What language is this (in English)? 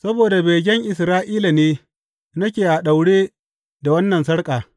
Hausa